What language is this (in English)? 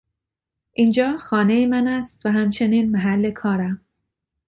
Persian